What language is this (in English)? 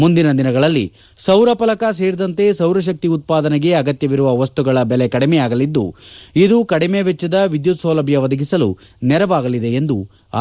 Kannada